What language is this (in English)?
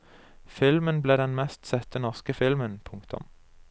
Norwegian